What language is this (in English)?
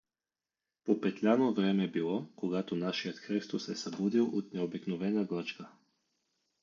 Bulgarian